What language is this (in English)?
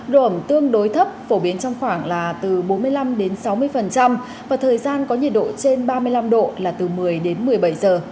Vietnamese